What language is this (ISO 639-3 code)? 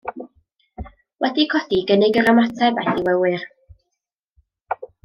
cym